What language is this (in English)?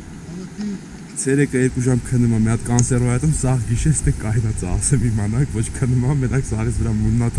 Armenian